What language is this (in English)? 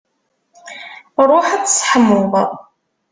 Kabyle